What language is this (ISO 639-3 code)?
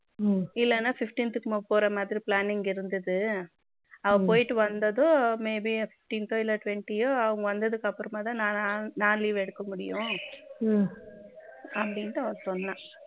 tam